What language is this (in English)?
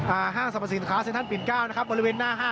Thai